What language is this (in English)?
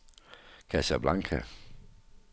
Danish